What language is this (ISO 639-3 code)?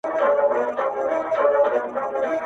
pus